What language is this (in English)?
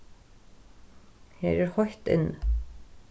Faroese